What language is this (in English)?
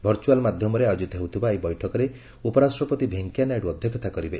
Odia